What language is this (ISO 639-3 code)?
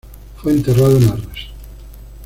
spa